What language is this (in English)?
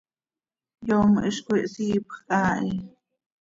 Seri